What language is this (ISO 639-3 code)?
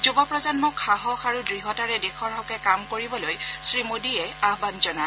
asm